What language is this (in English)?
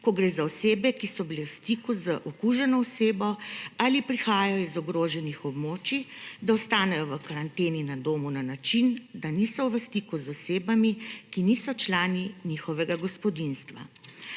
Slovenian